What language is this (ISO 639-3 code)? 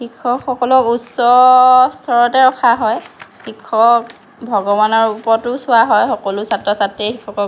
asm